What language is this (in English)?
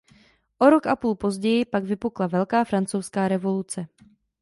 Czech